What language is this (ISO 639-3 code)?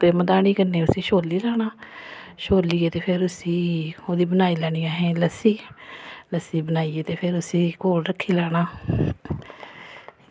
doi